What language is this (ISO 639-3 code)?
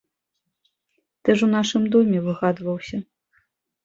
bel